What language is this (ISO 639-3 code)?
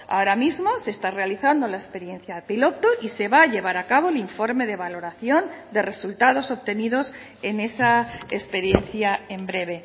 spa